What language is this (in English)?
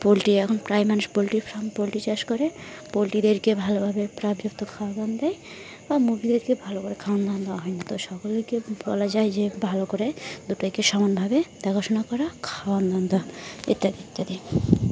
Bangla